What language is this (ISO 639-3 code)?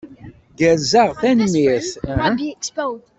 kab